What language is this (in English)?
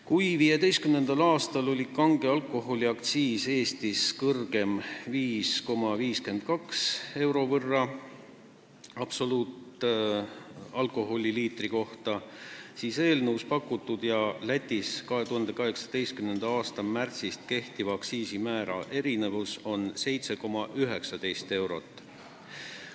Estonian